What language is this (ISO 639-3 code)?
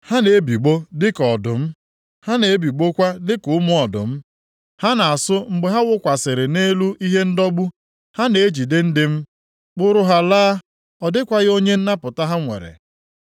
ibo